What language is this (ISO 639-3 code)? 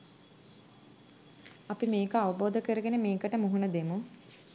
sin